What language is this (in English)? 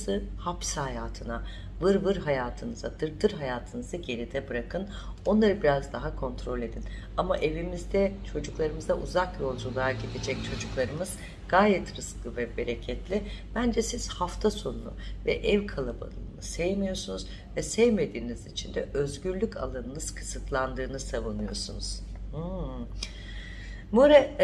Turkish